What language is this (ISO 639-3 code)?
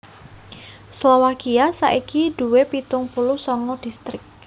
jav